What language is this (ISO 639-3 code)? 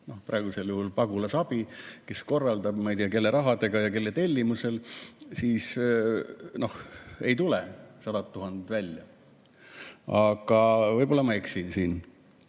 est